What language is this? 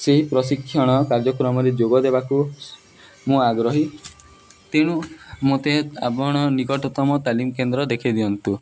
Odia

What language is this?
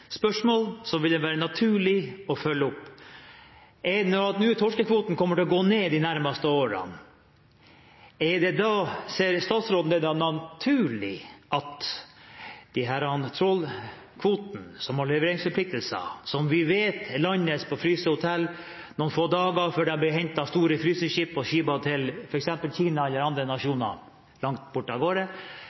Norwegian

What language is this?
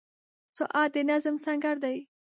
Pashto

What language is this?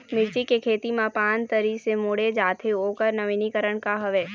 Chhattisgarhi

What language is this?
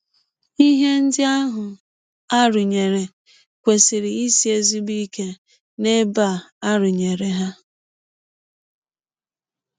Igbo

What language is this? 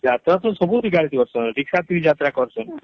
Odia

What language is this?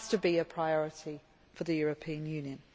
English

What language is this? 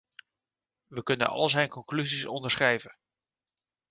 Dutch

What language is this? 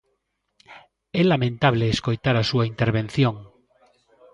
Galician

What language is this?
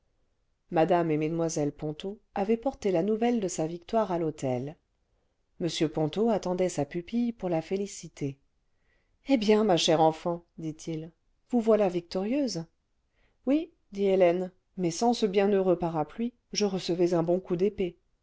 French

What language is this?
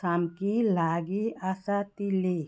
Konkani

